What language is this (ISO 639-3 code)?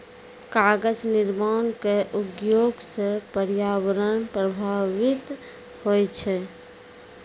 mai